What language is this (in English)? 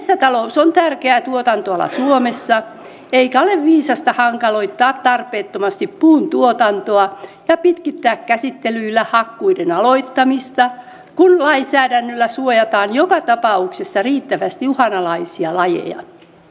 Finnish